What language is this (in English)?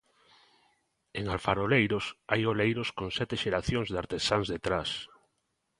Galician